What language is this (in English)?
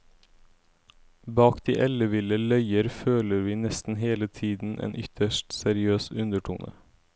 Norwegian